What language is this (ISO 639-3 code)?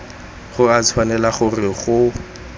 tsn